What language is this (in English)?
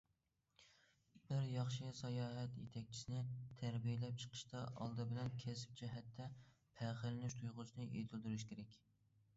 Uyghur